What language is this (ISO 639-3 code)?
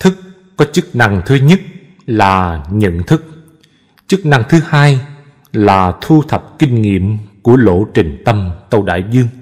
vie